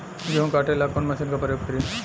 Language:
Bhojpuri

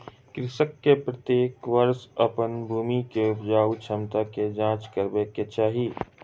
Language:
Maithili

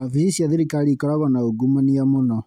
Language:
Kikuyu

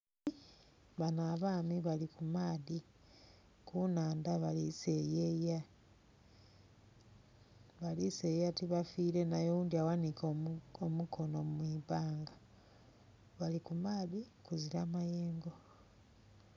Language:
Soga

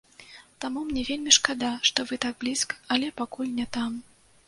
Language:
Belarusian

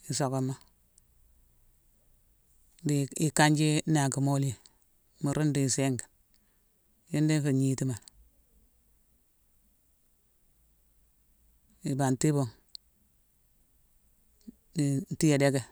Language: Mansoanka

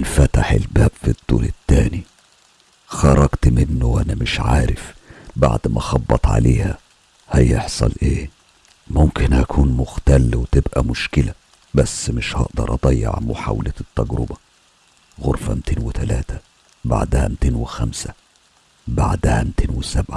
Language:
Arabic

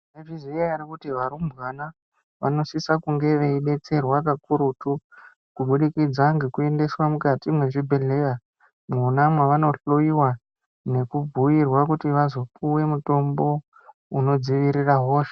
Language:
Ndau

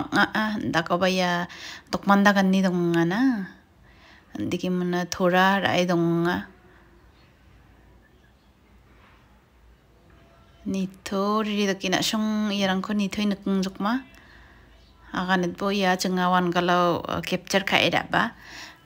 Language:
Arabic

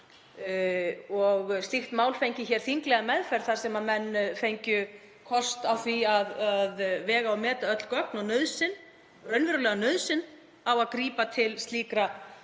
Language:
Icelandic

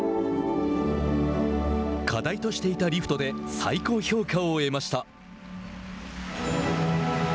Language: Japanese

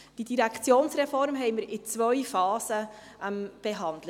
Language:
Swiss German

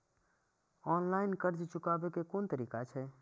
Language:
Maithili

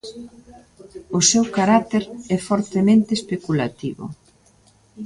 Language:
Galician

